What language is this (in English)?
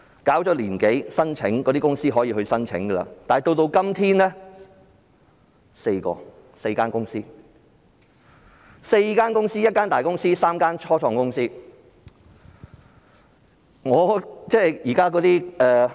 Cantonese